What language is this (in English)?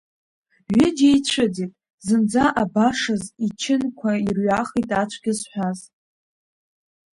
Abkhazian